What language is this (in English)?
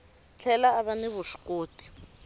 Tsonga